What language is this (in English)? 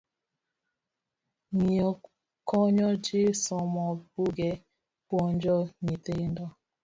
Luo (Kenya and Tanzania)